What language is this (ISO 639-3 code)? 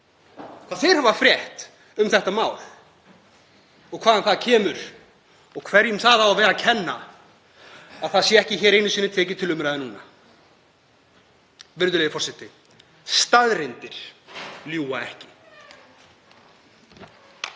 isl